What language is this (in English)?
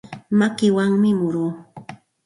Santa Ana de Tusi Pasco Quechua